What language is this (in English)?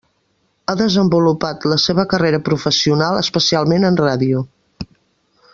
Catalan